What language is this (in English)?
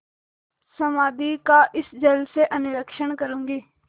Hindi